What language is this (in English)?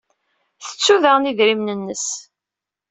Kabyle